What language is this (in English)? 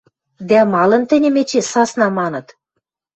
Western Mari